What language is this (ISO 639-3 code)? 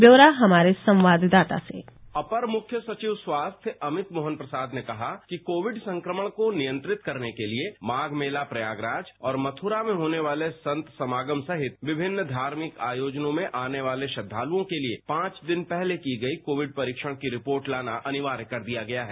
hin